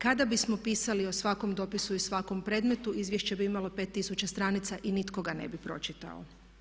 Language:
Croatian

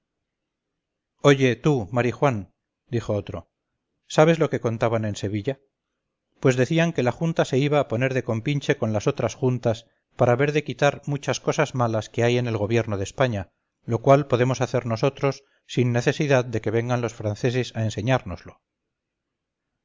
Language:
Spanish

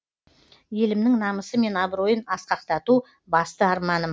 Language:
Kazakh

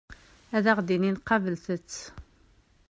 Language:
Kabyle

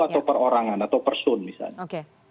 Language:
Indonesian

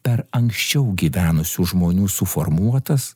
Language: Lithuanian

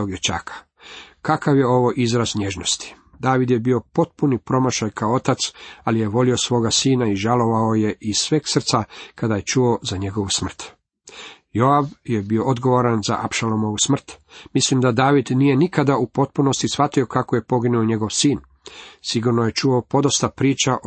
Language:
Croatian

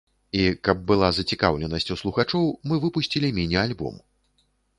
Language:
Belarusian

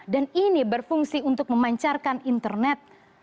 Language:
Indonesian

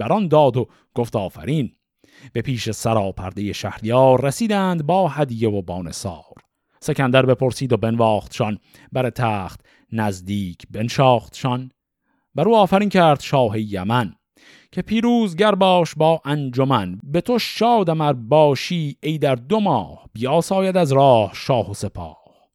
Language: Persian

